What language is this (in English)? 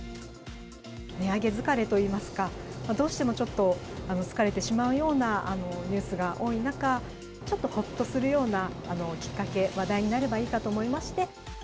Japanese